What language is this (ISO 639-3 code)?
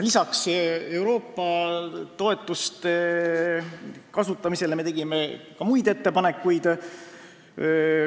est